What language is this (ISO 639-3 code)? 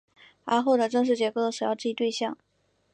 zho